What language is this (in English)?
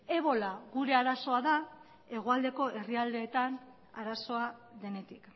Basque